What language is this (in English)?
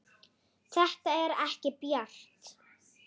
Icelandic